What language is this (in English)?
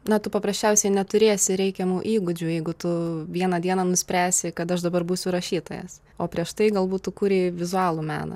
Lithuanian